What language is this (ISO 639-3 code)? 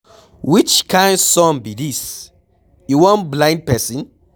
pcm